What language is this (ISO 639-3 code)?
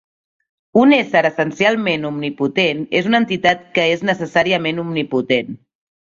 cat